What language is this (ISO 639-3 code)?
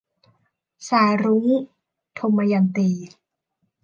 tha